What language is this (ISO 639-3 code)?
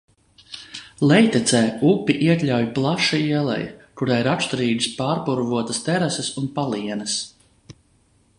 lav